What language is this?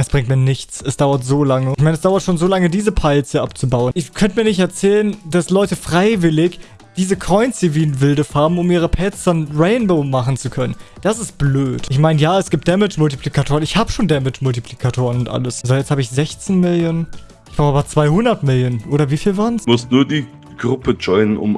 German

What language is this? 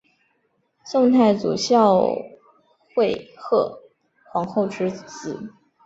Chinese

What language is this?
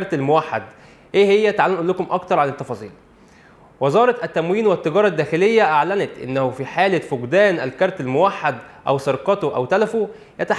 Arabic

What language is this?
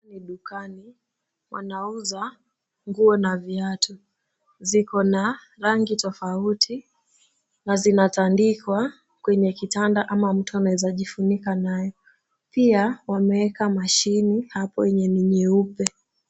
Swahili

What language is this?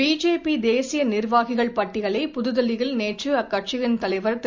Tamil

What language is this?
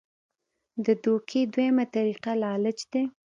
Pashto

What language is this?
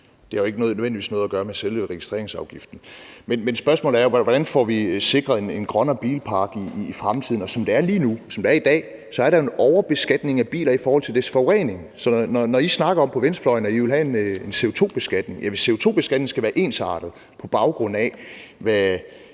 Danish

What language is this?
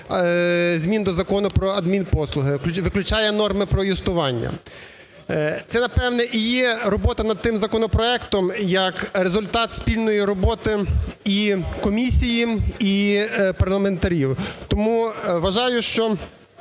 Ukrainian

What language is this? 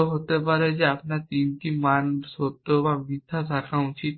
Bangla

